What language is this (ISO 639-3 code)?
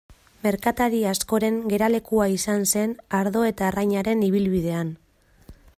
eus